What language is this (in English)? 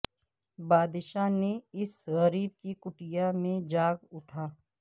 Urdu